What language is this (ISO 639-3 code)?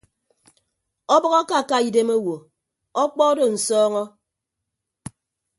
ibb